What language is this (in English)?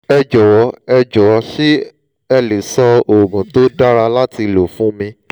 Yoruba